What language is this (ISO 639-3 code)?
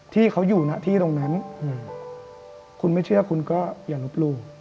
tha